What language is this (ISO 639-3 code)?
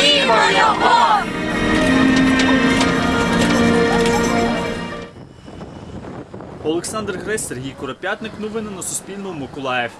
ukr